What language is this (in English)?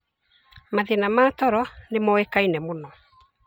Kikuyu